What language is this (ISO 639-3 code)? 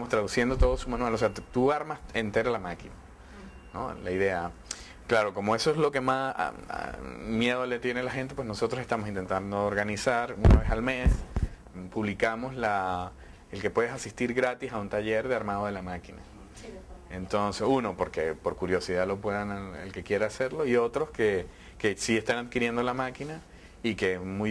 spa